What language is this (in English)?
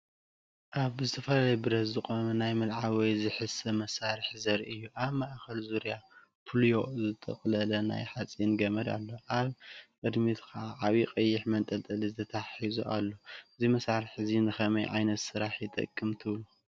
Tigrinya